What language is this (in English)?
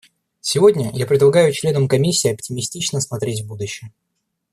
Russian